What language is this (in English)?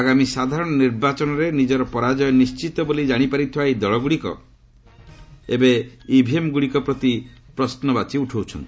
Odia